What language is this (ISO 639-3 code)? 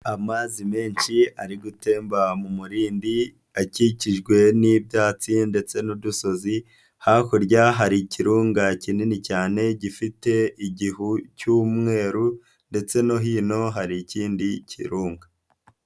kin